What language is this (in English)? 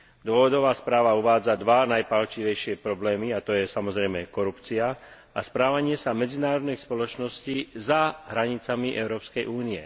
Slovak